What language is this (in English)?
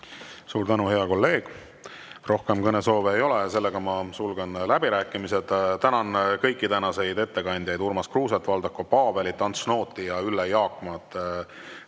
Estonian